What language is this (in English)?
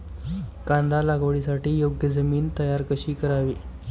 Marathi